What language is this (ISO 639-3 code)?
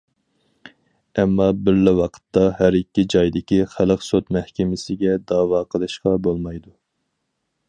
uig